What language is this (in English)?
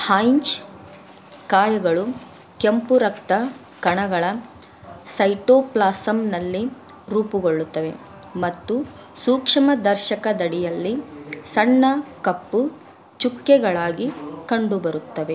Kannada